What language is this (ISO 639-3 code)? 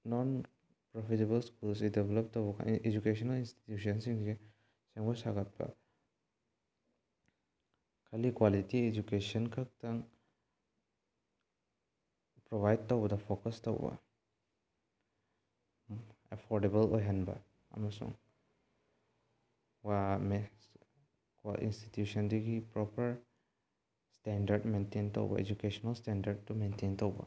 mni